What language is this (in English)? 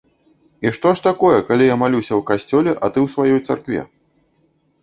Belarusian